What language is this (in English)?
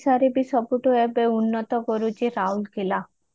Odia